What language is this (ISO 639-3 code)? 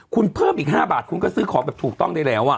tha